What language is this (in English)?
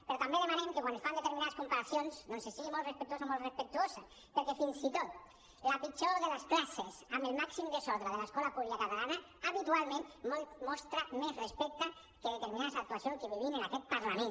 Catalan